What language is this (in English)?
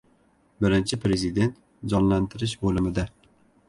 Uzbek